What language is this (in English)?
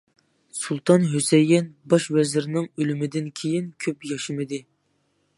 Uyghur